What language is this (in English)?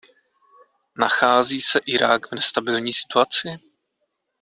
Czech